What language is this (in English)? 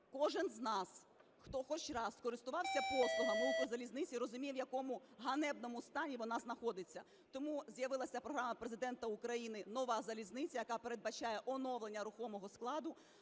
Ukrainian